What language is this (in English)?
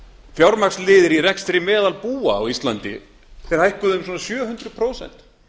Icelandic